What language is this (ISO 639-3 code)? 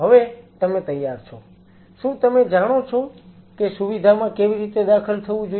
guj